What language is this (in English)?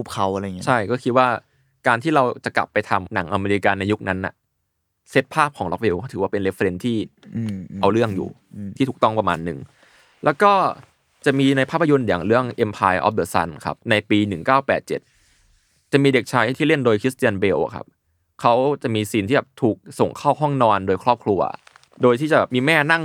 Thai